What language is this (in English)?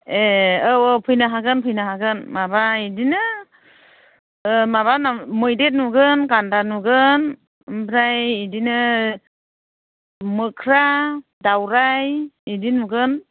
Bodo